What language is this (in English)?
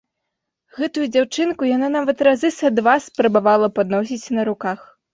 Belarusian